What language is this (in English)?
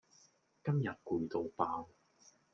Cantonese